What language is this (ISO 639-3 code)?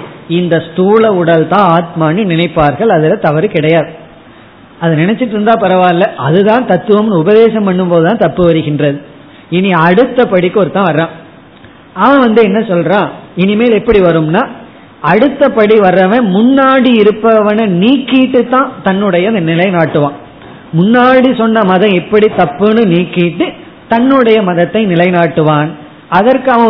tam